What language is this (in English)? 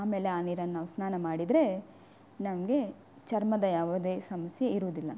Kannada